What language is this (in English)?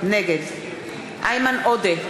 Hebrew